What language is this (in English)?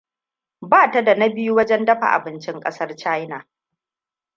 Hausa